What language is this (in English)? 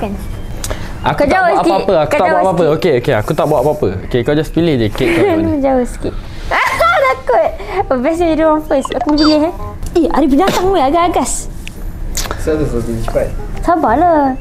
Malay